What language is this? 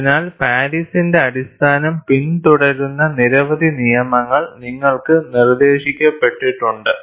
Malayalam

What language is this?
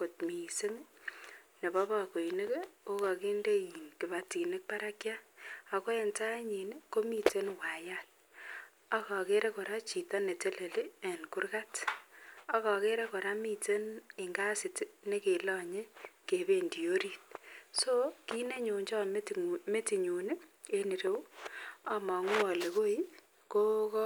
Kalenjin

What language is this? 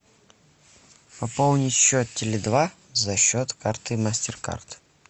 Russian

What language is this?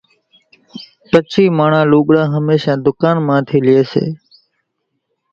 Kachi Koli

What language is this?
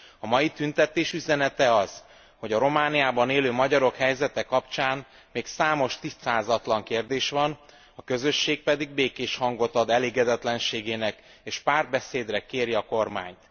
Hungarian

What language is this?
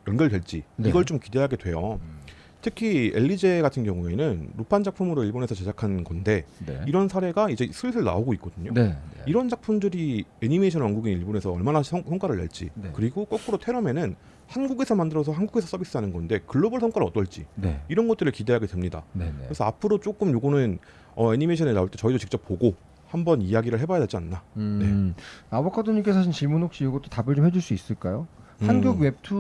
Korean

